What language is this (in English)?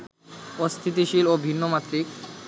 Bangla